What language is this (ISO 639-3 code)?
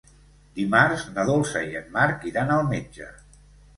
cat